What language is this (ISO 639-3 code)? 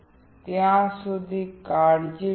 guj